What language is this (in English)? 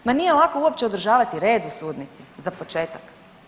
Croatian